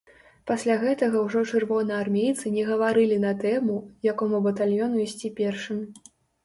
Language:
Belarusian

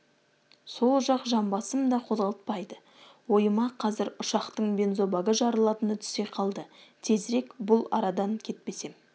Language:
Kazakh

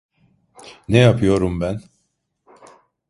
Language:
Turkish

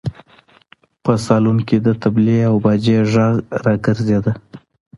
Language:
Pashto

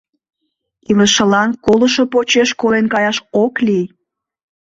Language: Mari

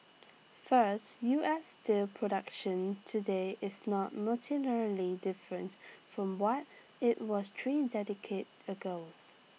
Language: English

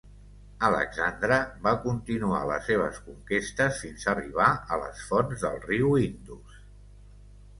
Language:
Catalan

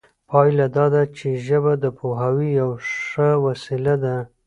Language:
Pashto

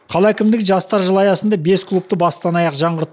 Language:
Kazakh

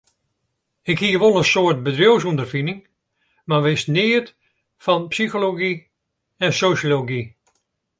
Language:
Western Frisian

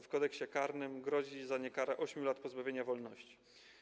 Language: Polish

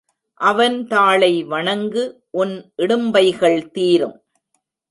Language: Tamil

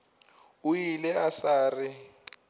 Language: Northern Sotho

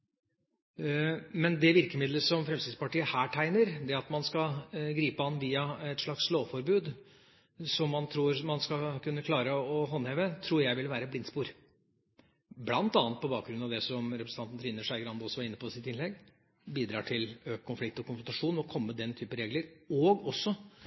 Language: Norwegian Bokmål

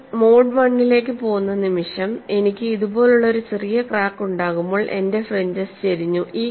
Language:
Malayalam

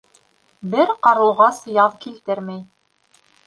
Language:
Bashkir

